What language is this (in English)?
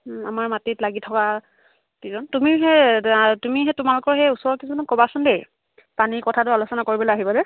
Assamese